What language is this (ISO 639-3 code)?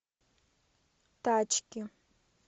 rus